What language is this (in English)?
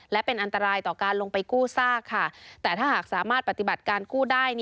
Thai